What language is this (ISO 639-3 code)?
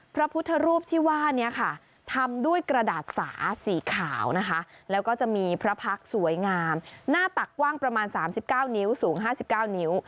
tha